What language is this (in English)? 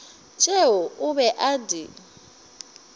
Northern Sotho